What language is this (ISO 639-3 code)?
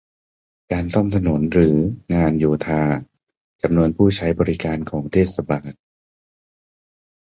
tha